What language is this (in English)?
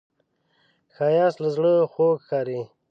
Pashto